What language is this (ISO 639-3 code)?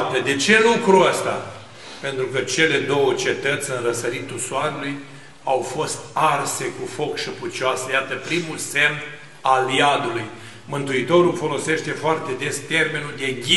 ron